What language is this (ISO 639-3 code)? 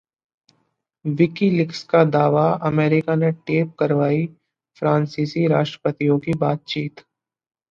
hin